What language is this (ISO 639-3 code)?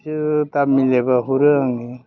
brx